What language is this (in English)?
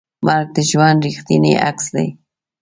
Pashto